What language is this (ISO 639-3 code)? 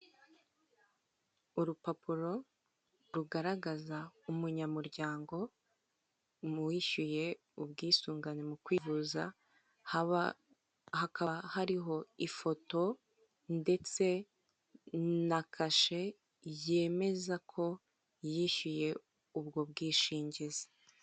kin